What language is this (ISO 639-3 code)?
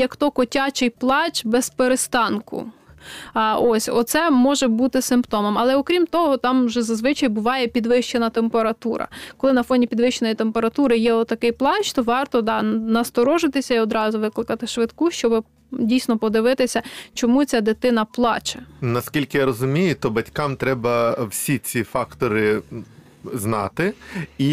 ukr